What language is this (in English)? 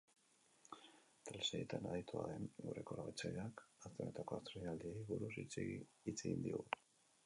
Basque